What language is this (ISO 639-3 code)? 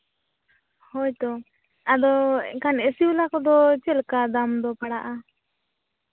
sat